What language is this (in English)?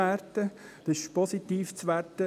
Swiss German